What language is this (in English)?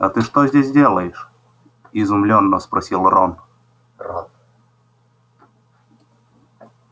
Russian